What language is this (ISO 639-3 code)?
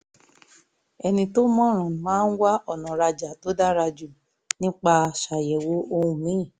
yor